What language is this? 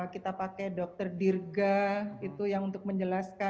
Indonesian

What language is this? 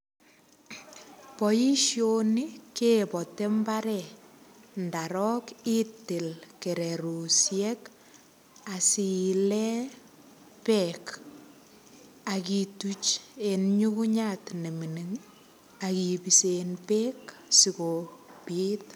Kalenjin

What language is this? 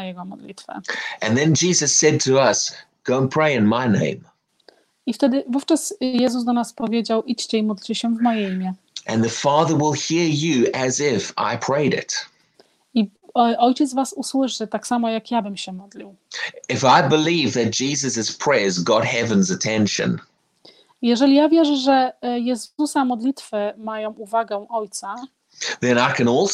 Polish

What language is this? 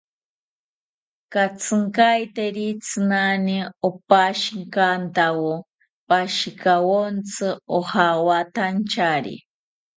South Ucayali Ashéninka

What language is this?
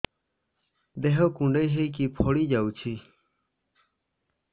Odia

